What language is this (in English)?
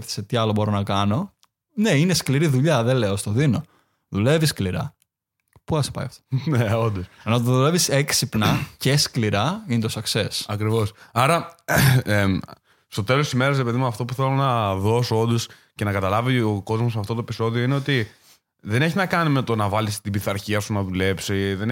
Greek